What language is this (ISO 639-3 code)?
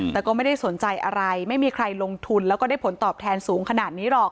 tha